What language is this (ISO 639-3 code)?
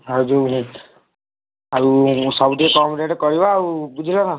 ori